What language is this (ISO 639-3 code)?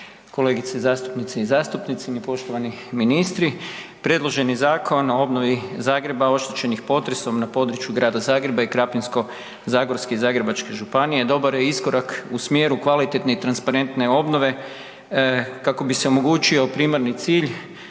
hrv